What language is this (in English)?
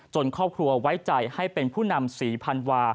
Thai